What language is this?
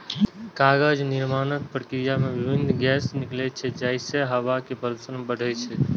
Maithili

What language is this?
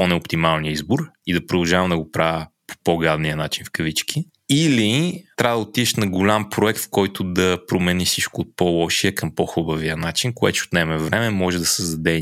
Bulgarian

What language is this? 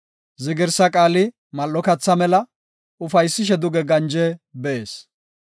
Gofa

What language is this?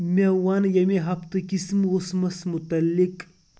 Kashmiri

